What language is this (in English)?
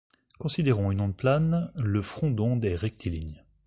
French